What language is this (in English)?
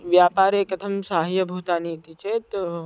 Sanskrit